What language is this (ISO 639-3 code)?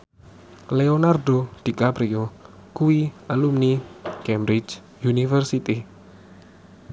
jav